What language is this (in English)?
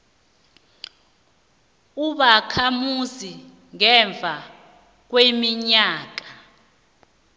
South Ndebele